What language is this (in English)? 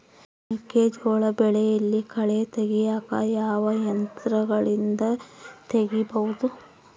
Kannada